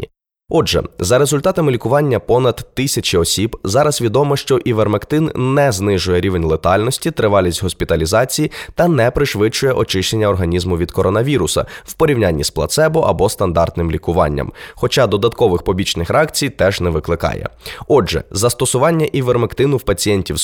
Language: Ukrainian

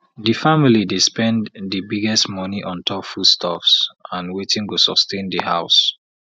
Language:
Nigerian Pidgin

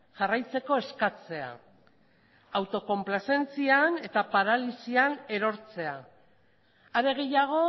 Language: Basque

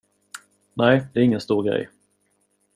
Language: Swedish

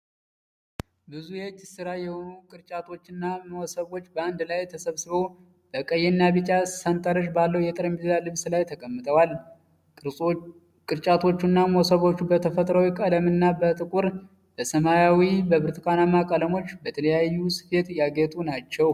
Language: Amharic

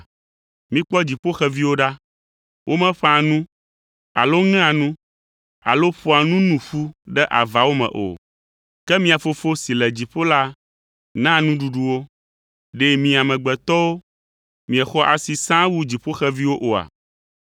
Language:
Ewe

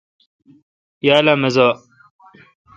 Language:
Kalkoti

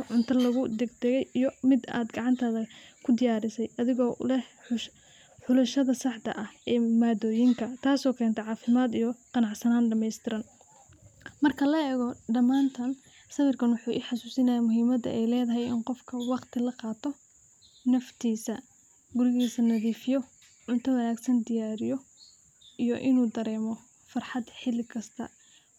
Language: Somali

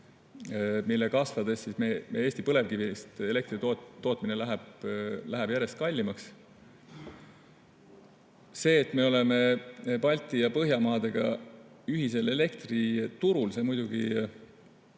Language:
Estonian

